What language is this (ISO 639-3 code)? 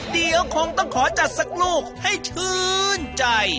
tha